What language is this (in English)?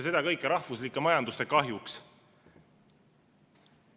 Estonian